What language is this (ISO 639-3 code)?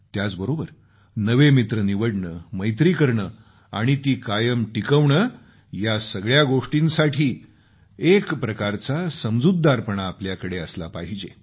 mar